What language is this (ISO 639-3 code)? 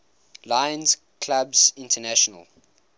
eng